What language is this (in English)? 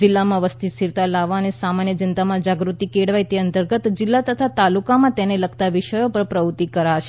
Gujarati